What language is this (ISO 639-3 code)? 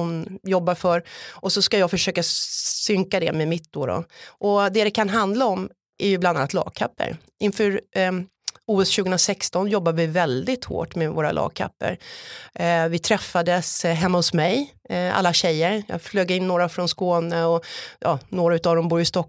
swe